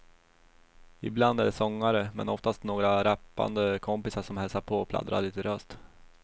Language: Swedish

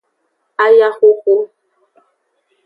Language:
Aja (Benin)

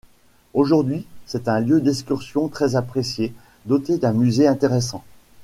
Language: French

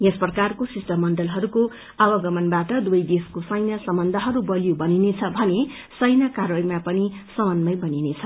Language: Nepali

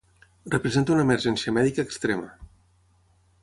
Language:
Catalan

